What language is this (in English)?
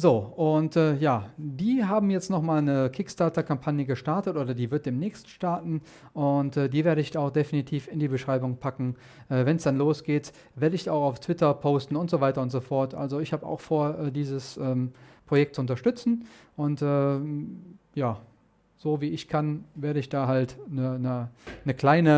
German